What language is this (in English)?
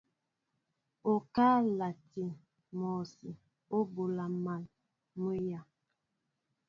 Mbo (Cameroon)